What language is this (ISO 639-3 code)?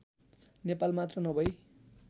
nep